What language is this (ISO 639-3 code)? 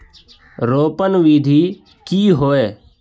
mag